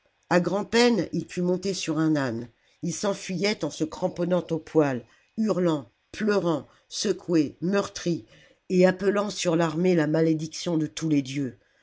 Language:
French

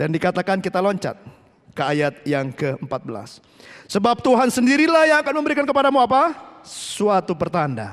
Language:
Indonesian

